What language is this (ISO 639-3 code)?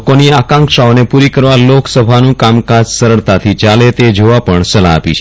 guj